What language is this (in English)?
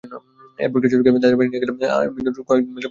Bangla